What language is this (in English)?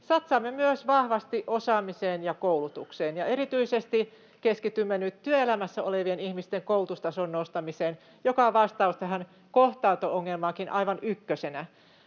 Finnish